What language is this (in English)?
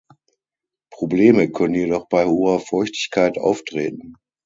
German